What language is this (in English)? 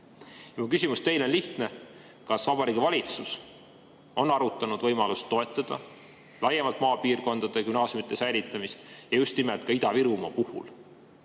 Estonian